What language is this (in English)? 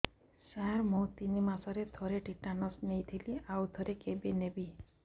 Odia